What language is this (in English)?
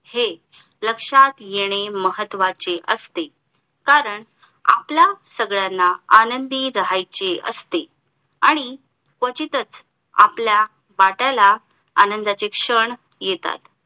Marathi